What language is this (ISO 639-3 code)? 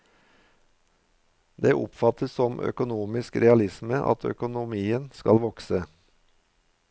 nor